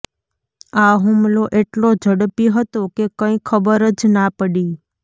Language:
Gujarati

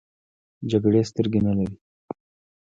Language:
Pashto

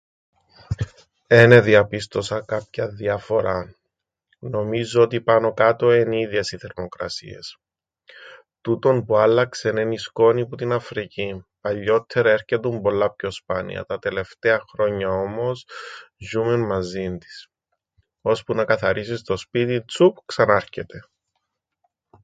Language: Greek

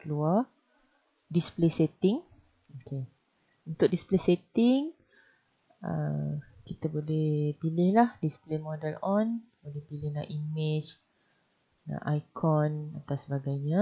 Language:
Malay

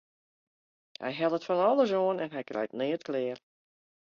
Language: Western Frisian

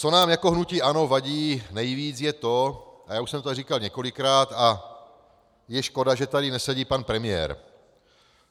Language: Czech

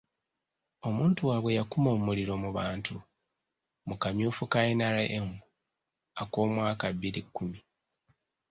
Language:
Ganda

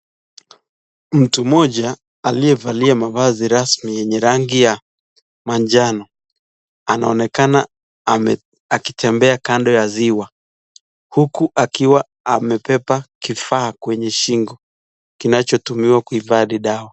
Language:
Swahili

